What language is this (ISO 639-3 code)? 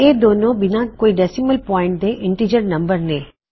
pan